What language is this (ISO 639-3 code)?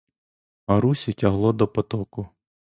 ukr